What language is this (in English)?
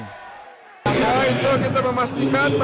Indonesian